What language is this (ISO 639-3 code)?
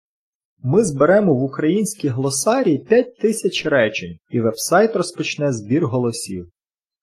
ukr